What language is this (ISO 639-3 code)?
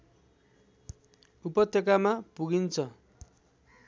nep